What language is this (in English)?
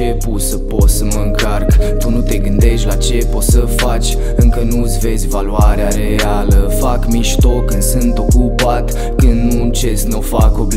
Romanian